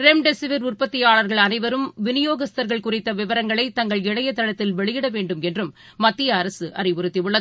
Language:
Tamil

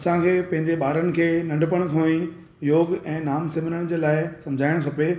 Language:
Sindhi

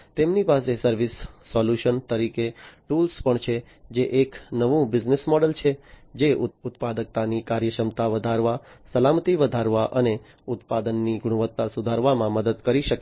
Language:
Gujarati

